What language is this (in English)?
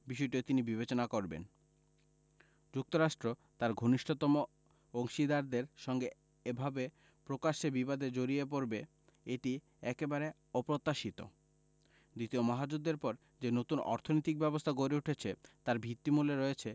Bangla